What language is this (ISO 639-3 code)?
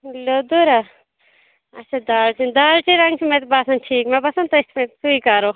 kas